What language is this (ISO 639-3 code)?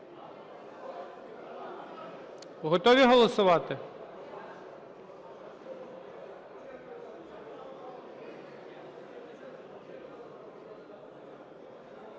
ukr